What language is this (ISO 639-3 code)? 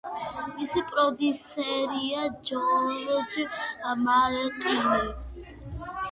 kat